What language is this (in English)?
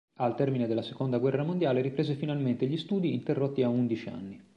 Italian